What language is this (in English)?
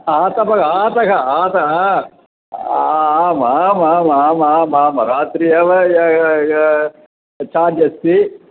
Sanskrit